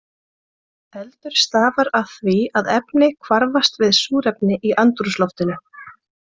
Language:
Icelandic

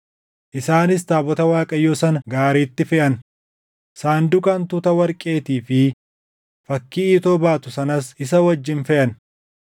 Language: Oromo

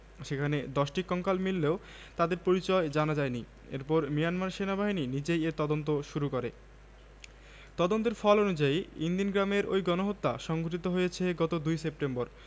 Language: Bangla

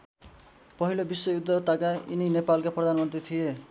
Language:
Nepali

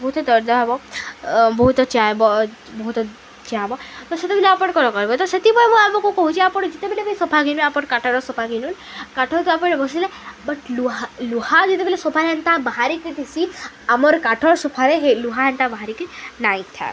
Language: Odia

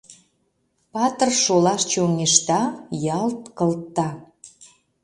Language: Mari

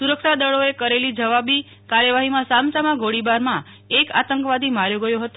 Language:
Gujarati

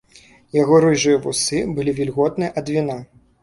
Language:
Belarusian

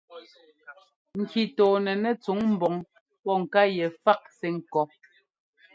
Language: Ngomba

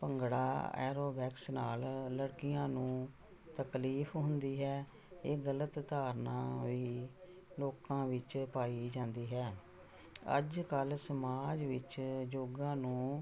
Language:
Punjabi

